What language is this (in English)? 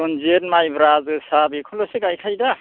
Bodo